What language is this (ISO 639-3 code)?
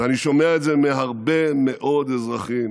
heb